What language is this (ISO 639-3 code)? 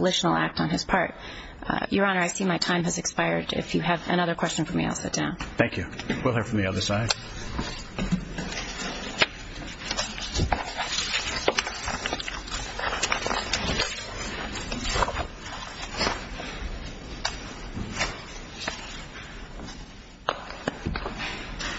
eng